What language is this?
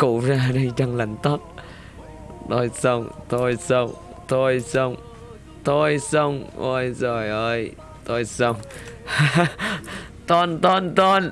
Vietnamese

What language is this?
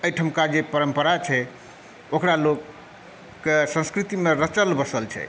Maithili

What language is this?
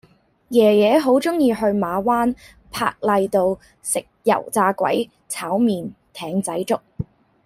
Cantonese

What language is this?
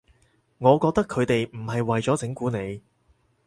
Cantonese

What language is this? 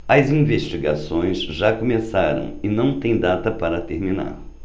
Portuguese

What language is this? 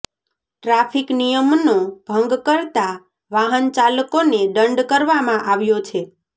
Gujarati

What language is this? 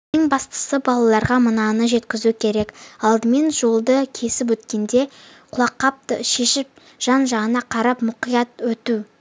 Kazakh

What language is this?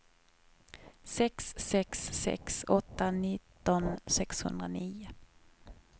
Swedish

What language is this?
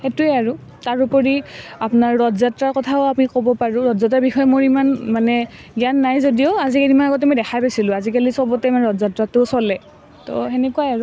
Assamese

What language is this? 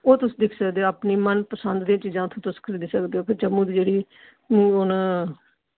Dogri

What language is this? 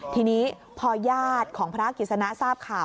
Thai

